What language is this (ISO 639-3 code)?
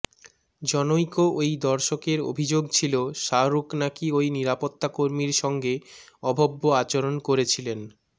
ben